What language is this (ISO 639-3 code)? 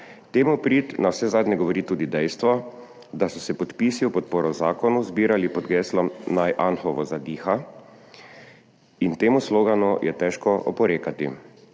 slv